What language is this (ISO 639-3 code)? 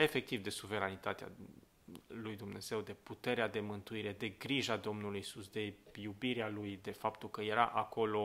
ron